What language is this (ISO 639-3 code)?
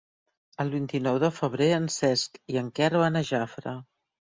cat